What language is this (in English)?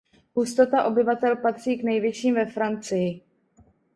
Czech